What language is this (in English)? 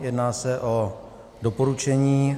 Czech